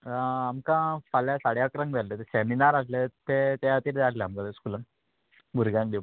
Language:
Konkani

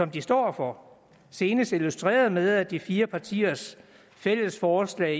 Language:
Danish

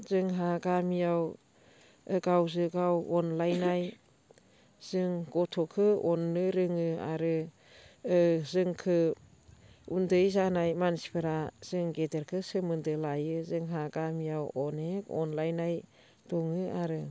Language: Bodo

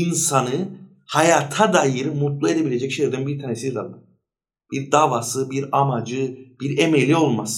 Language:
Turkish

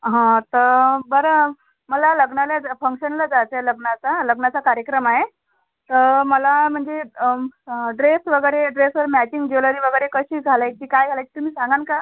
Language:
Marathi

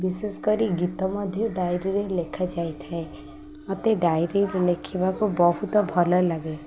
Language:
Odia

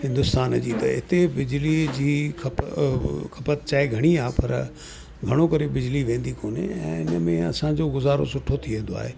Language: Sindhi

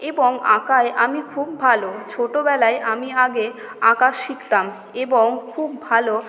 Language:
Bangla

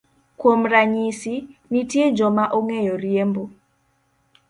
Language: Luo (Kenya and Tanzania)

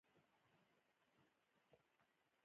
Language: Pashto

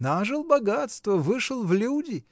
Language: Russian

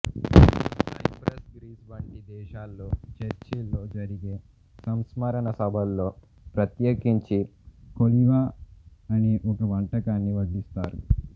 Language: Telugu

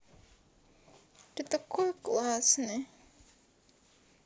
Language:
Russian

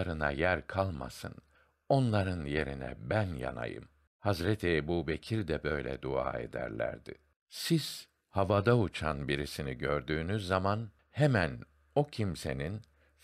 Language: Turkish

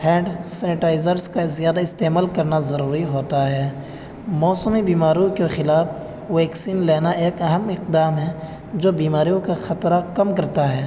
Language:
Urdu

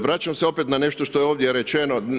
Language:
Croatian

